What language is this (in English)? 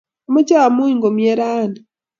Kalenjin